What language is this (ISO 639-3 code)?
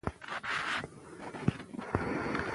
pus